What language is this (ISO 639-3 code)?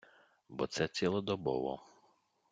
ukr